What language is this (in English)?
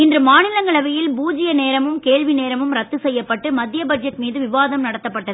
Tamil